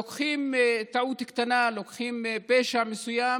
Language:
Hebrew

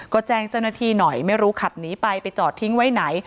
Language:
Thai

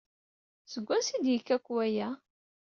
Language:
Kabyle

